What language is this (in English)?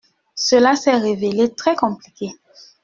French